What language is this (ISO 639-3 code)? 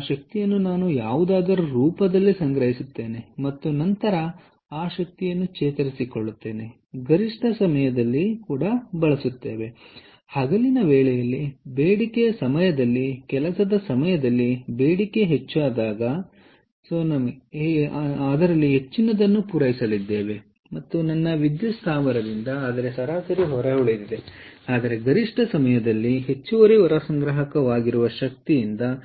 kan